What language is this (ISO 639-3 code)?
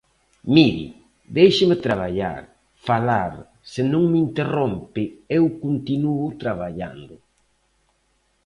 glg